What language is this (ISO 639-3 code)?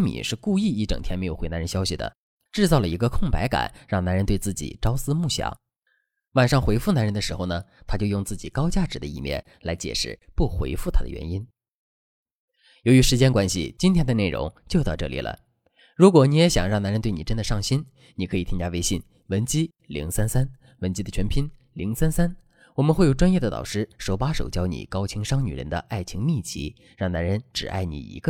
zho